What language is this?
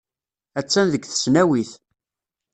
Kabyle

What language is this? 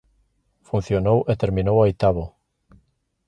Galician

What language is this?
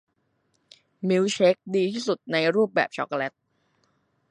Thai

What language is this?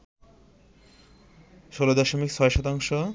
Bangla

